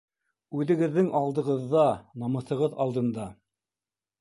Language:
Bashkir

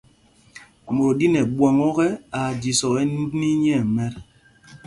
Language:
Mpumpong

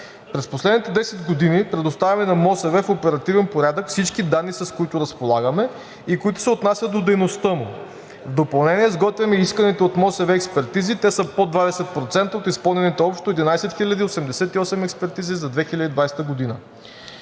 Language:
Bulgarian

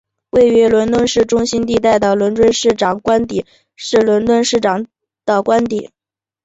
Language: Chinese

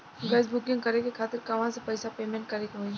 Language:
Bhojpuri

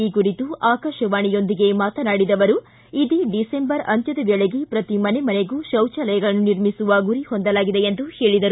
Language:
Kannada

